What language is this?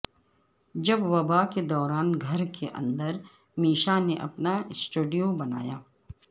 Urdu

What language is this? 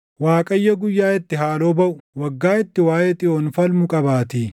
Oromo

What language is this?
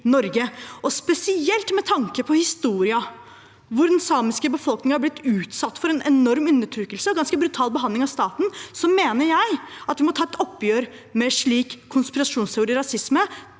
Norwegian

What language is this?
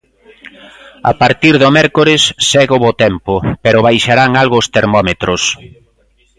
Galician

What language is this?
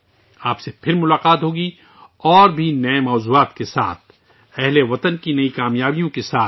Urdu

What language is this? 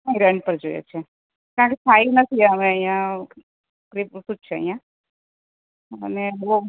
Gujarati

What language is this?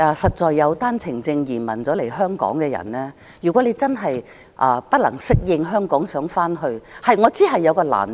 Cantonese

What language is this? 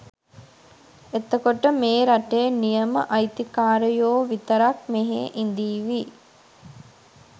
Sinhala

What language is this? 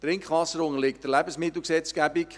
Swiss German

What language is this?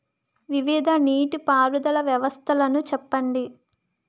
Telugu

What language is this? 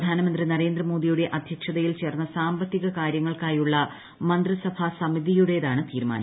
Malayalam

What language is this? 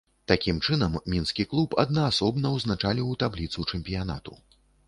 Belarusian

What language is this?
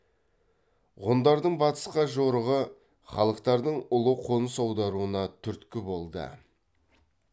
Kazakh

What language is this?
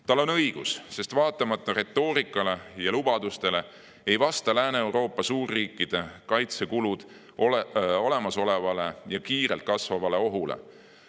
Estonian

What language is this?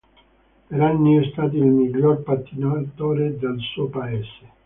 Italian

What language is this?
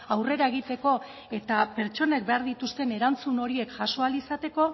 Basque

